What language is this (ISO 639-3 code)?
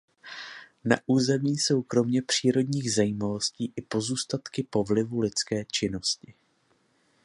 ces